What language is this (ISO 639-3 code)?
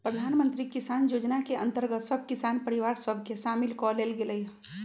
mag